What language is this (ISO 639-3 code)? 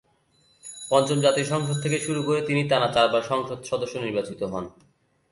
ben